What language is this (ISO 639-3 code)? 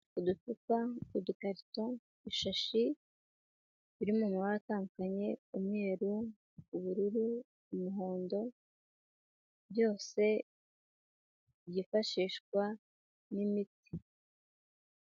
kin